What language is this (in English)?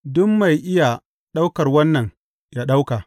Hausa